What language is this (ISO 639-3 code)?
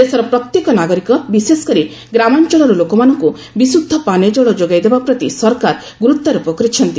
ori